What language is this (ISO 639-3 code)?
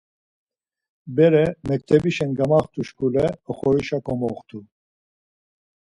lzz